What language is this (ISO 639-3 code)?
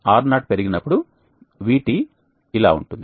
tel